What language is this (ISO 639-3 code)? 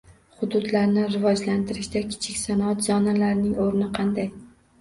uzb